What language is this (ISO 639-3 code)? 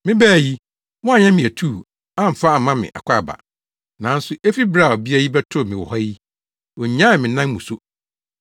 aka